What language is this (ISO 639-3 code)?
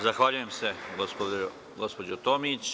srp